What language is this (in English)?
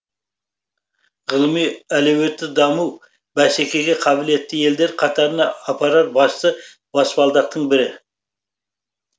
Kazakh